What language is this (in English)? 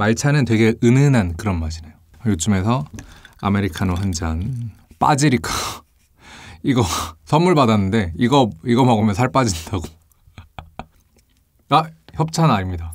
Korean